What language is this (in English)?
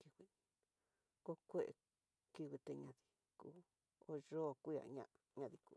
Tidaá Mixtec